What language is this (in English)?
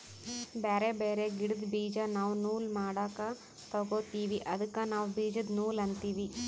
Kannada